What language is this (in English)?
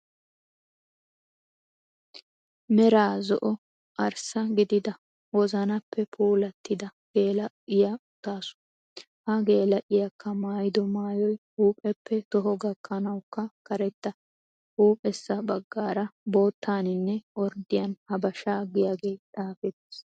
Wolaytta